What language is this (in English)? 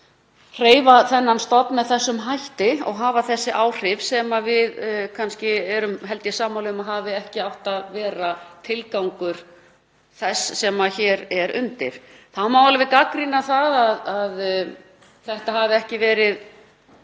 Icelandic